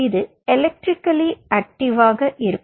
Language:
Tamil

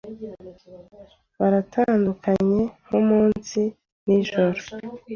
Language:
Kinyarwanda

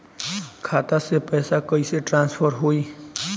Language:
Bhojpuri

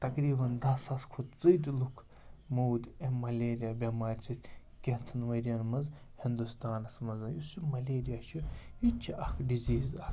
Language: Kashmiri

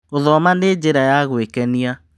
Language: Kikuyu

